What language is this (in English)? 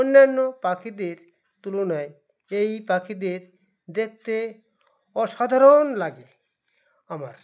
Bangla